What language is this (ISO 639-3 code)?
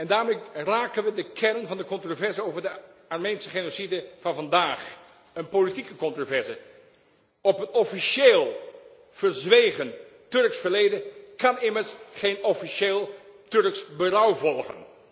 nld